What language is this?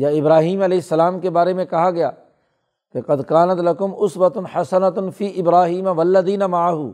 Urdu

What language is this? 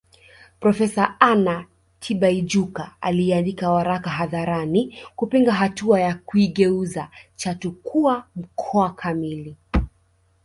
Swahili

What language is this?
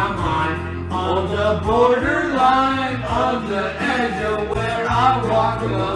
English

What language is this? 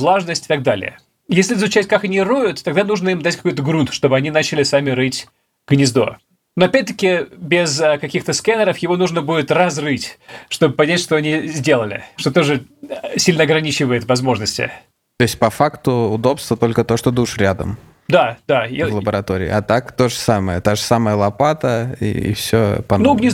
Russian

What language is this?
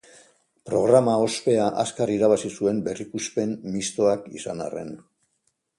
Basque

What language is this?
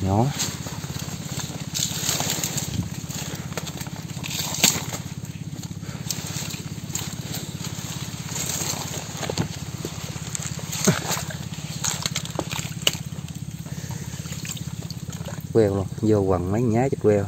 Vietnamese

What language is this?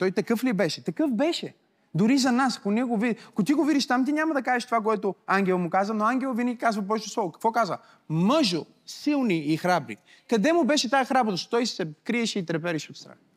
Bulgarian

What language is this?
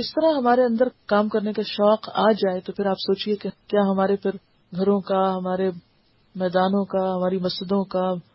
Urdu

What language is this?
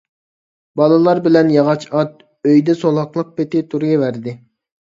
Uyghur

